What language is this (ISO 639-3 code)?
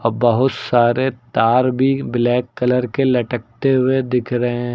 hin